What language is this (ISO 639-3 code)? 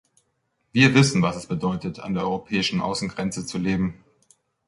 deu